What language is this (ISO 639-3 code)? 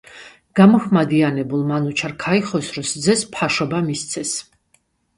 kat